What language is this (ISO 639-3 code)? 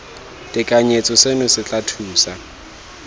tsn